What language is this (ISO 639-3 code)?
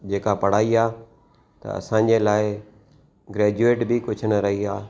snd